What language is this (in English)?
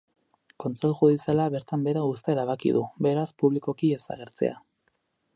Basque